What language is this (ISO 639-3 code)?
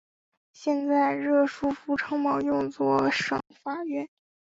zho